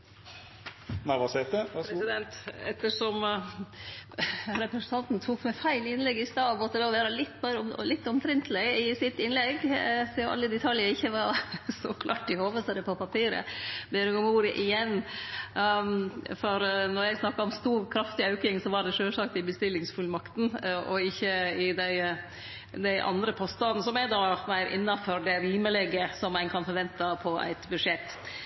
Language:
Norwegian Nynorsk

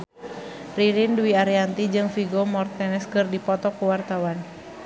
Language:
Sundanese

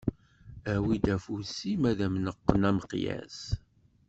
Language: Kabyle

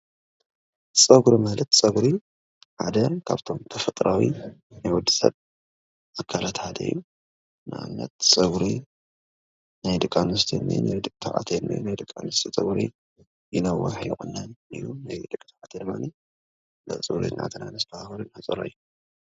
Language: Tigrinya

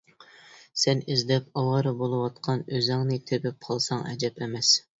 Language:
Uyghur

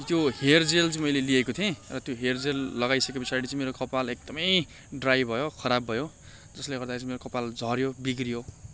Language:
Nepali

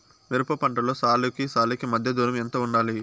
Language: Telugu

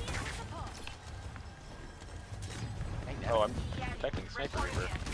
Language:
English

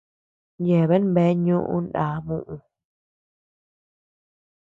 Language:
Tepeuxila Cuicatec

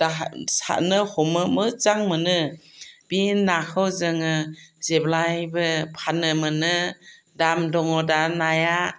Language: Bodo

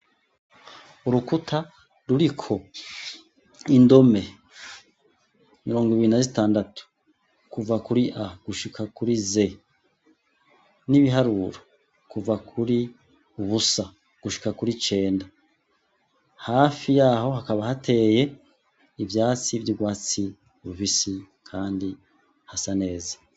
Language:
Rundi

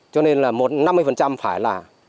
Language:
Vietnamese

